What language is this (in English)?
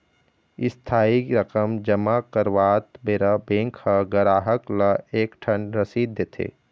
Chhattisgarhi